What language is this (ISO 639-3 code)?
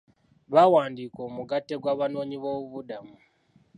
lug